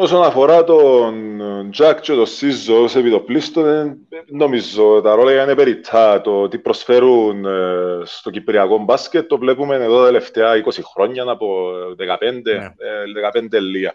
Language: Greek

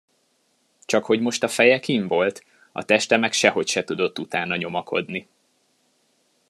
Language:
Hungarian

